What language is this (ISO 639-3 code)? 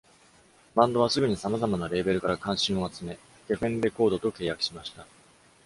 jpn